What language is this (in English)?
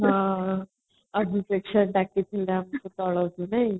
Odia